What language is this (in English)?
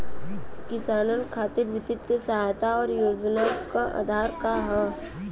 Bhojpuri